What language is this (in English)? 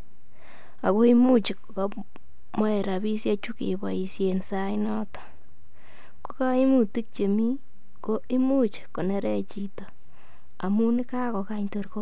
Kalenjin